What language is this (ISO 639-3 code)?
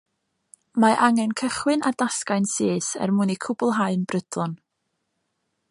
cym